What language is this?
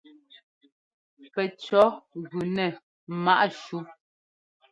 Ngomba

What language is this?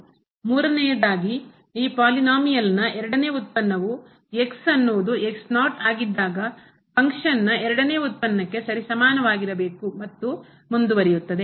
Kannada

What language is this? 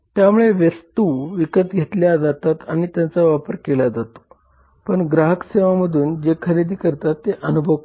Marathi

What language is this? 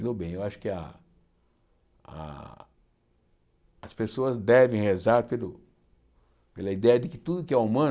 Portuguese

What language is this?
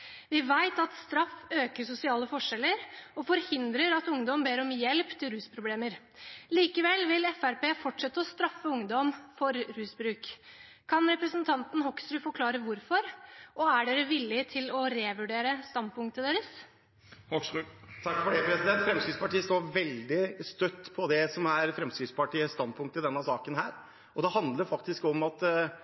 Norwegian Bokmål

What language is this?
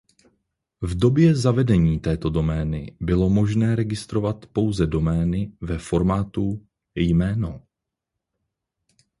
Czech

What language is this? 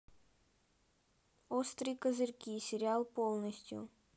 Russian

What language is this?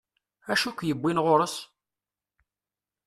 Kabyle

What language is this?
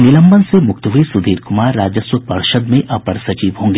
Hindi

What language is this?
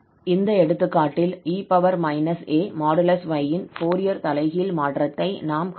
Tamil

